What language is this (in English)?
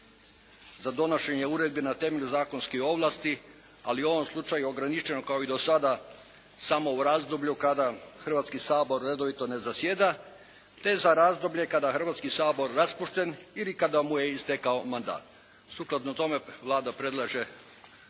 Croatian